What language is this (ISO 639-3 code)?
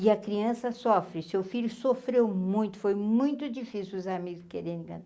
por